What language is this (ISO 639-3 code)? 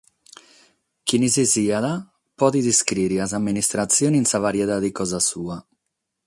srd